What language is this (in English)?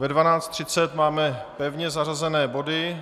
Czech